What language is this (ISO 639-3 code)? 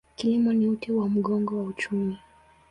swa